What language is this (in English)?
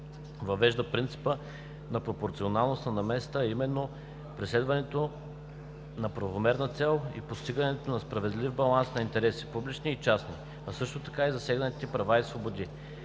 Bulgarian